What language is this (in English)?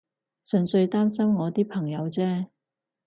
Cantonese